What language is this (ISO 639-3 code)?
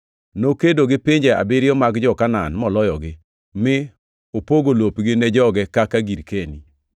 luo